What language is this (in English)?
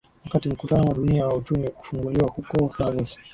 Swahili